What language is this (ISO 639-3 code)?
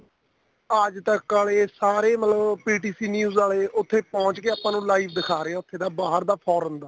pan